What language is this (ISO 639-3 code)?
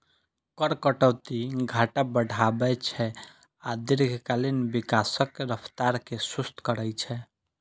mai